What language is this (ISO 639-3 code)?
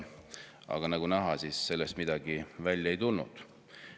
est